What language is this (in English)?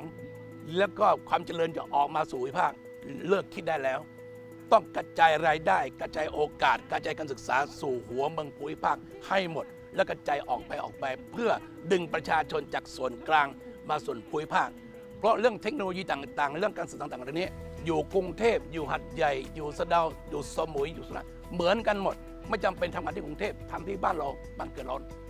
Thai